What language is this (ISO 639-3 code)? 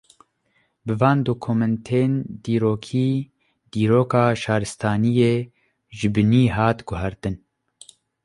kur